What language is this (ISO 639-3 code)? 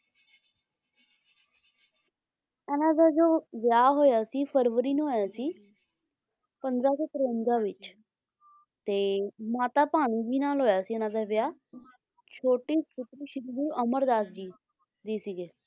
pan